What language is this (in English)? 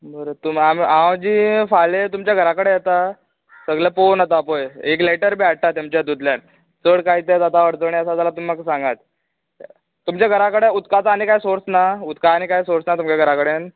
Konkani